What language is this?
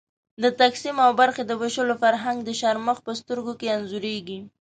Pashto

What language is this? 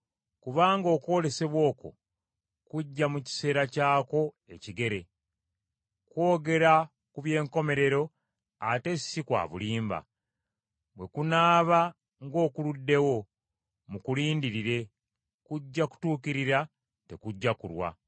Ganda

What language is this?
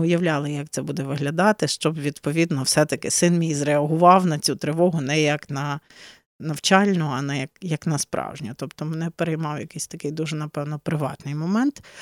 Ukrainian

